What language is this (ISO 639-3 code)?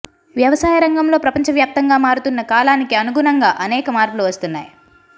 tel